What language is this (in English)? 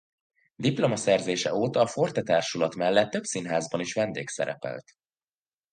Hungarian